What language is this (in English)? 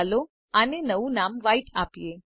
Gujarati